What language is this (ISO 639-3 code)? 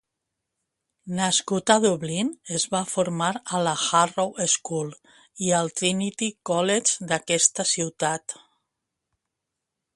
cat